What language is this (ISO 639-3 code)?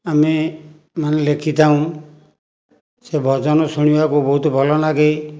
ori